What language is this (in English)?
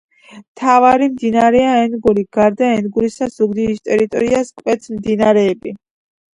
Georgian